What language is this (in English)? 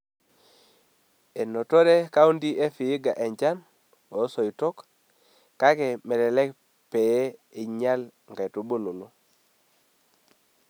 Masai